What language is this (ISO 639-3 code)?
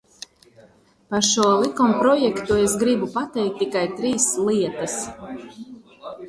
lav